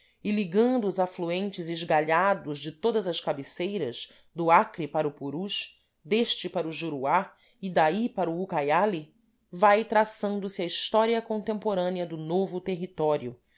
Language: Portuguese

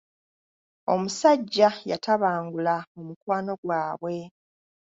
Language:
Ganda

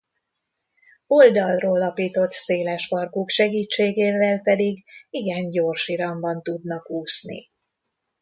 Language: Hungarian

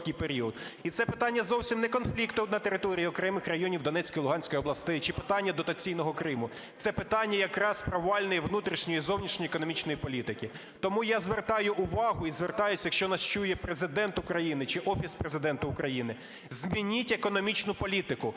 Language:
Ukrainian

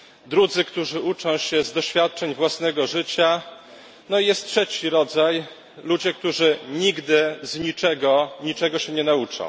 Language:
Polish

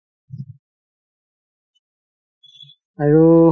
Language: Assamese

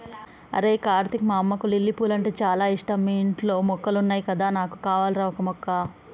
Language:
Telugu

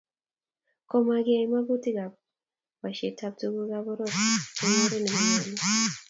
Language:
Kalenjin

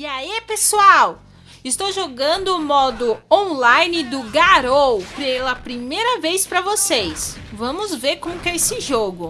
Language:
Portuguese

